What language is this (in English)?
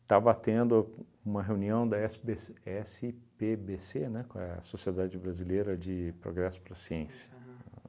Portuguese